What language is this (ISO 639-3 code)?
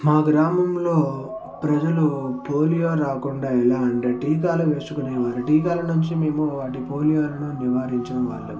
tel